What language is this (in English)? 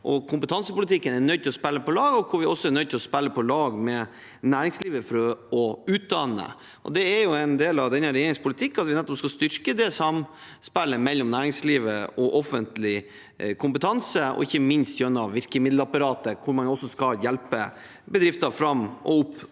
Norwegian